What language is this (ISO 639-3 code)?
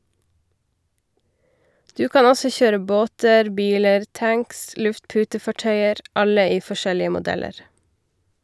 nor